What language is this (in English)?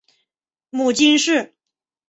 Chinese